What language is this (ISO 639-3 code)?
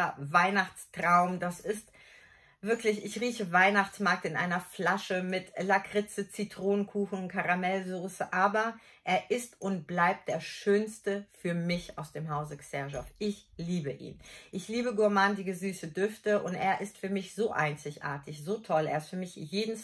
deu